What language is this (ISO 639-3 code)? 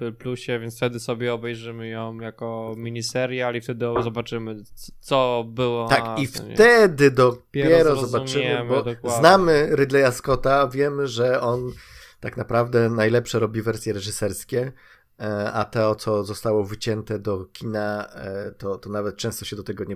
pol